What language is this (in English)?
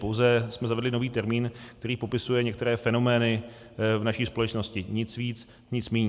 Czech